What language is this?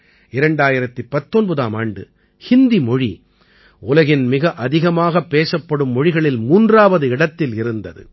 Tamil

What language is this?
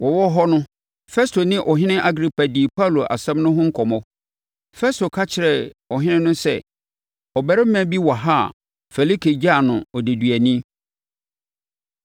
Akan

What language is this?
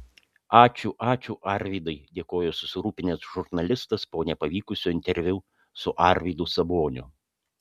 Lithuanian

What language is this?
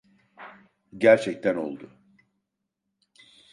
Turkish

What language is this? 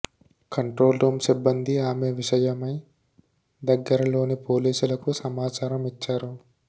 Telugu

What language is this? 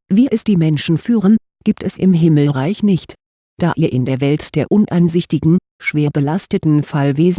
German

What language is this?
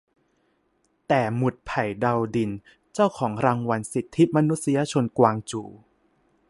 Thai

